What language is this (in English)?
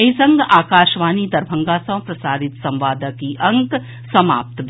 Maithili